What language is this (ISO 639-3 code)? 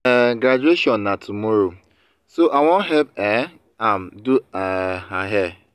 pcm